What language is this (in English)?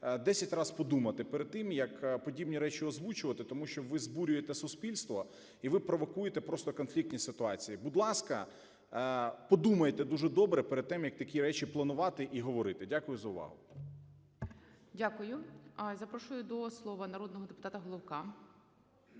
Ukrainian